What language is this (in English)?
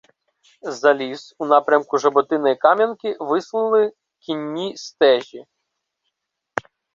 Ukrainian